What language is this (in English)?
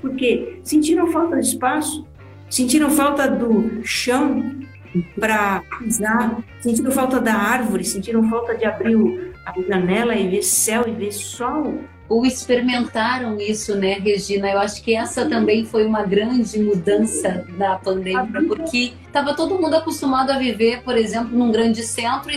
Portuguese